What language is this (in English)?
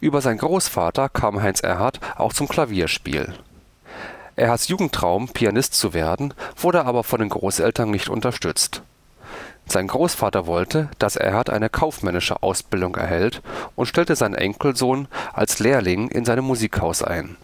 German